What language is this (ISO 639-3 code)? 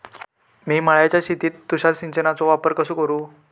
mar